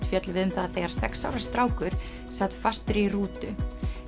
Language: Icelandic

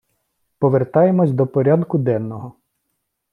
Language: Ukrainian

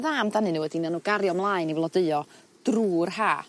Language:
Welsh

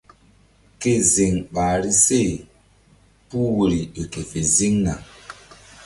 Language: Mbum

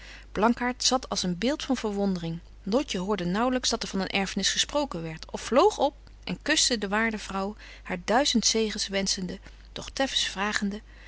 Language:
Dutch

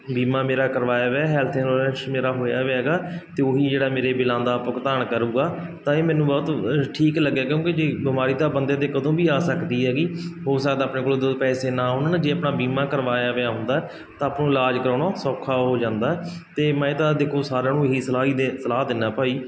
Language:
Punjabi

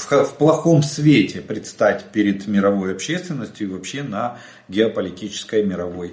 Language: Russian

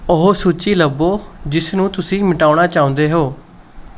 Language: Punjabi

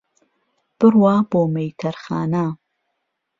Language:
Central Kurdish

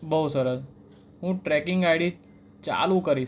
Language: Gujarati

